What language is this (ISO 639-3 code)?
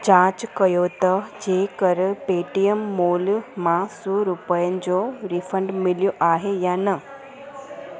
snd